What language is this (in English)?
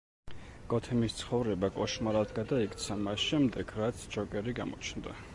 Georgian